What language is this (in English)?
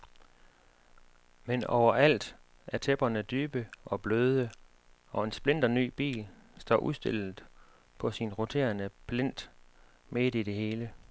Danish